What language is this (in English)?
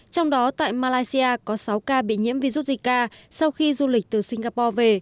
Vietnamese